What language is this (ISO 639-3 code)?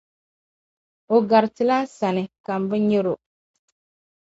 dag